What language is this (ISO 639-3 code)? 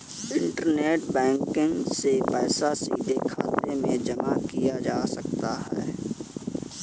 hin